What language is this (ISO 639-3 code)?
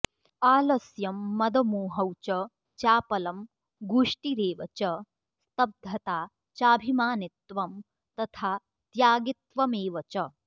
san